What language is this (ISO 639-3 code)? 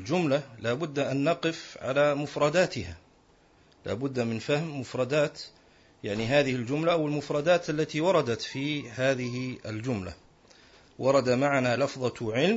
ara